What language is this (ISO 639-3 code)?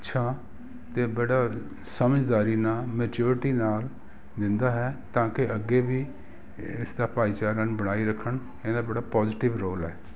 pan